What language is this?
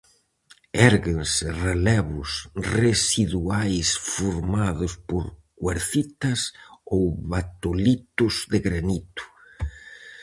Galician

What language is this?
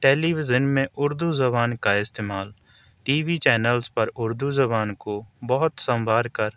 Urdu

